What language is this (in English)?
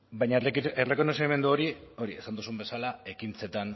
Basque